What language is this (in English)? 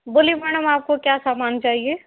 Hindi